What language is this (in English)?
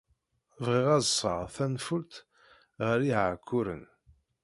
Kabyle